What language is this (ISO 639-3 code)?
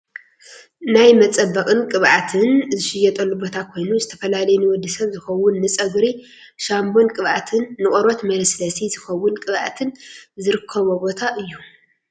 tir